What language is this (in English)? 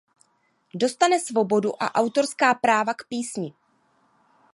Czech